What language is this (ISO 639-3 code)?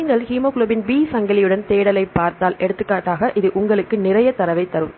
tam